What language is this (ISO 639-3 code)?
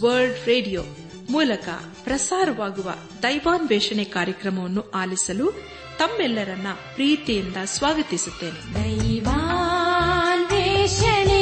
kan